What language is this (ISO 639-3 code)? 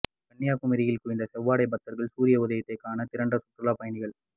tam